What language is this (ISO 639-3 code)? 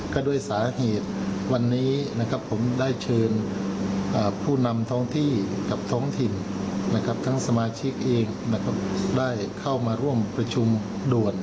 tha